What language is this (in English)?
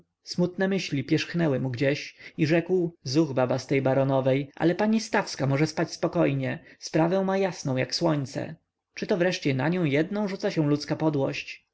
Polish